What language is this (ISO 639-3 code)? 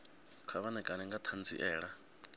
ven